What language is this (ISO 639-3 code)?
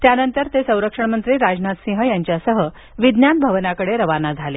mar